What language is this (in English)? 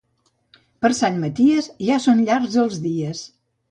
Catalan